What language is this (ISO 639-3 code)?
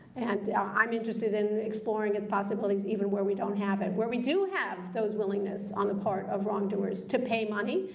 eng